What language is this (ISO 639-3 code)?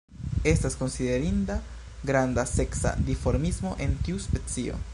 epo